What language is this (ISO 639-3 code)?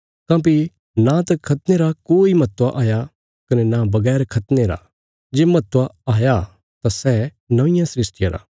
kfs